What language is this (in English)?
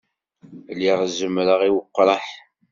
Kabyle